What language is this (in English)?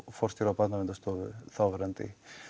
Icelandic